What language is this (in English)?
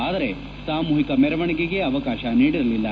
Kannada